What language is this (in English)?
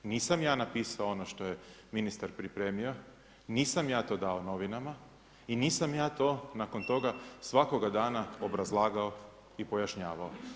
Croatian